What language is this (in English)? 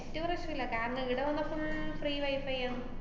Malayalam